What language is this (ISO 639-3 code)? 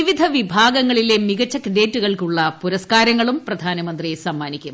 mal